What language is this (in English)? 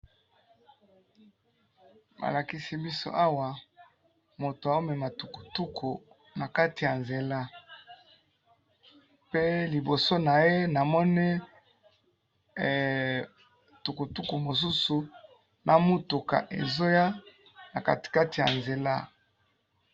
Lingala